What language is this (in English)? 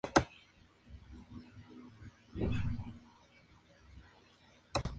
Spanish